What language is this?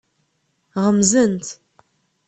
Kabyle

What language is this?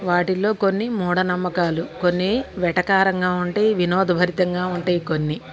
Telugu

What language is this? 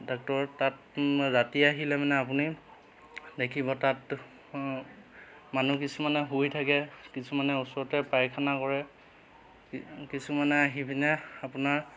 Assamese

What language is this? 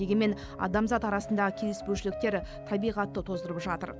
Kazakh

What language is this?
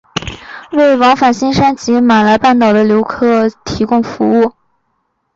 Chinese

